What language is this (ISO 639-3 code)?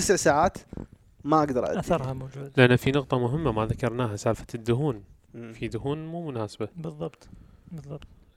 ara